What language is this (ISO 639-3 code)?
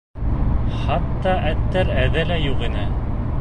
bak